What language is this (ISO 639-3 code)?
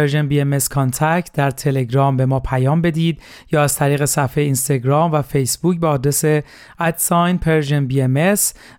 fas